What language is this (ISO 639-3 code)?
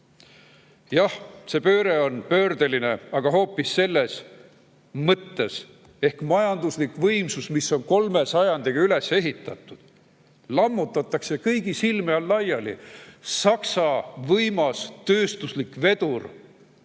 est